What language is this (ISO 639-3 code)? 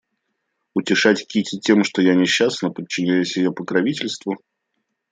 rus